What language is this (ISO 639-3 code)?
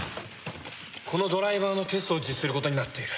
jpn